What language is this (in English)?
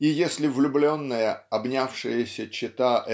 Russian